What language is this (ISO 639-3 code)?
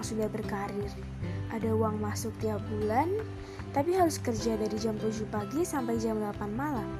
ind